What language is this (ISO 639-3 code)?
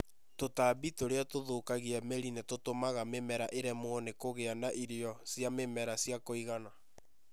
kik